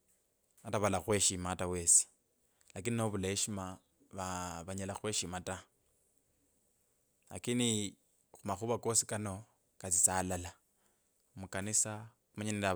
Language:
Kabras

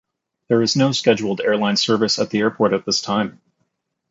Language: English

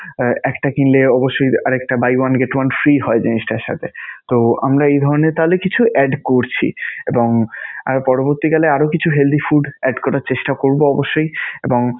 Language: Bangla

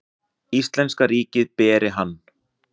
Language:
Icelandic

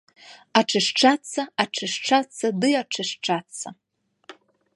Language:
Belarusian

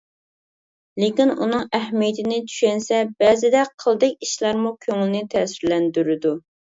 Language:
Uyghur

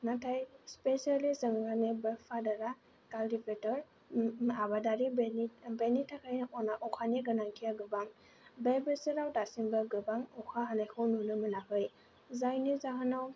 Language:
Bodo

